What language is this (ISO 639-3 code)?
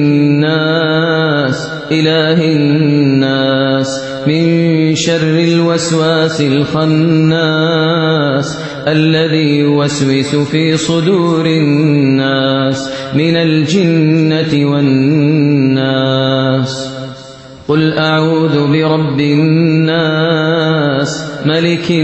ara